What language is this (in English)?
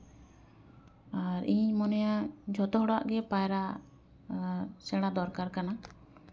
Santali